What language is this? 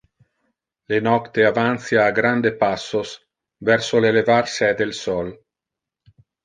Interlingua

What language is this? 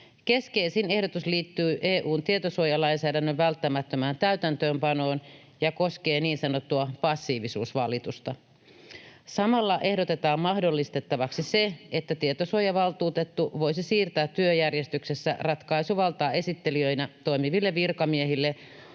Finnish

